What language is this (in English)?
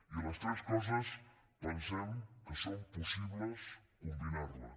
Catalan